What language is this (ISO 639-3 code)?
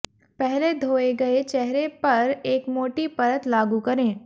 hin